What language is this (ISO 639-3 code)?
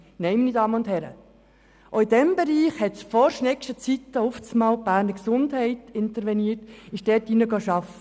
gsw